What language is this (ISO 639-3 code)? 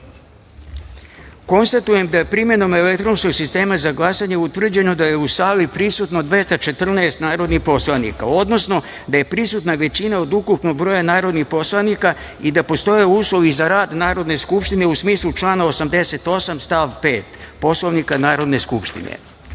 srp